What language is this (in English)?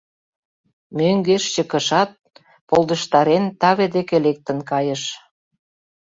Mari